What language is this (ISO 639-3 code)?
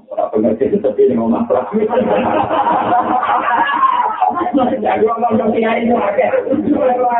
msa